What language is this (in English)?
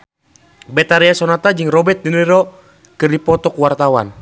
Sundanese